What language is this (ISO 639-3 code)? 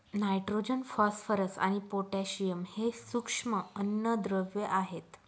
mar